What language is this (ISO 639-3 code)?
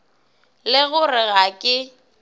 nso